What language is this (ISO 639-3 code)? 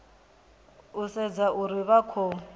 ven